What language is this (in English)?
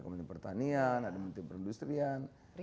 Indonesian